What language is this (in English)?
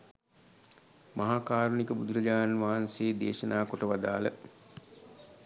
Sinhala